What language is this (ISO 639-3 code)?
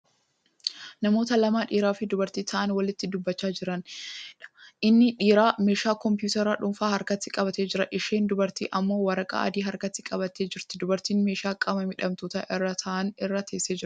orm